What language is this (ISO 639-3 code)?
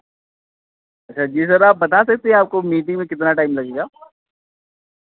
hin